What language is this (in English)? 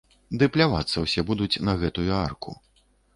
Belarusian